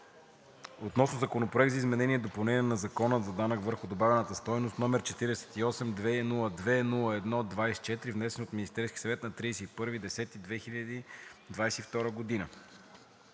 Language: Bulgarian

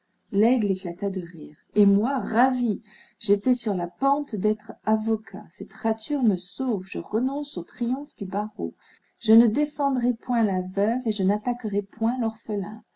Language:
French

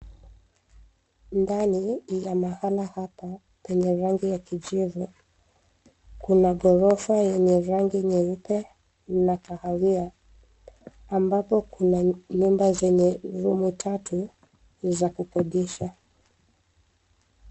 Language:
Swahili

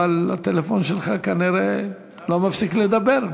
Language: Hebrew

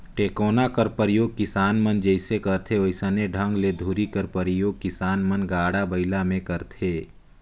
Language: Chhattisgarhi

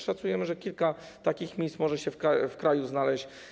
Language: Polish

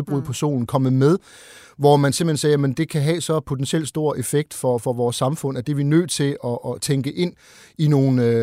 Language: Danish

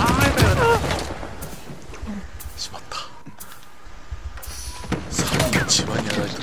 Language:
Japanese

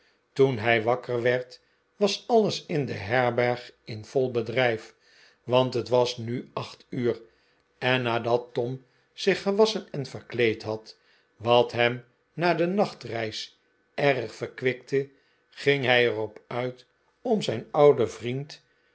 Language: Dutch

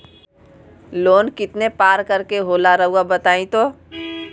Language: Magahi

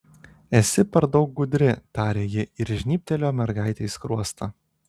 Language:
Lithuanian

